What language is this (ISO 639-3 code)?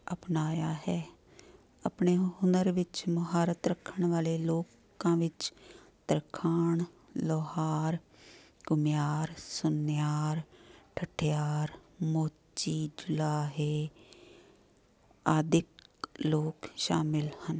pan